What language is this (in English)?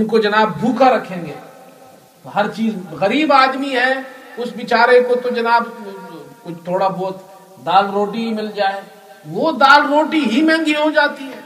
Urdu